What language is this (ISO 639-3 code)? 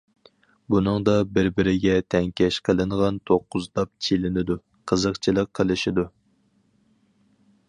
uig